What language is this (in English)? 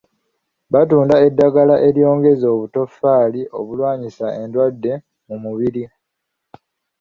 Ganda